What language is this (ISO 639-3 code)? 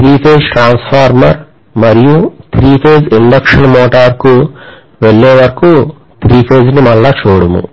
tel